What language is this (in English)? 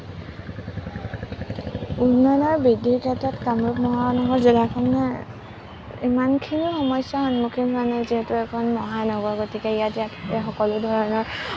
Assamese